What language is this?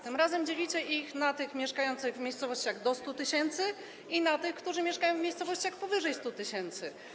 Polish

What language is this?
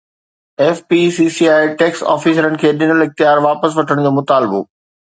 Sindhi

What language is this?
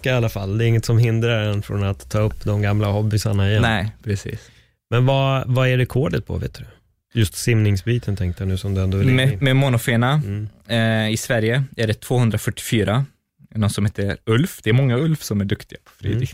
Swedish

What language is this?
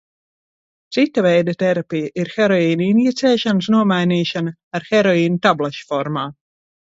Latvian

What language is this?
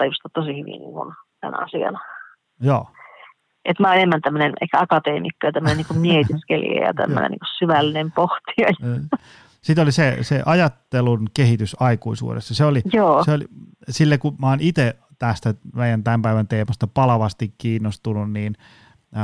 Finnish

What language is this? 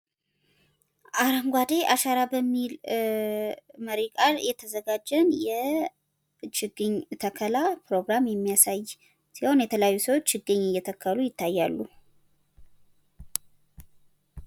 Amharic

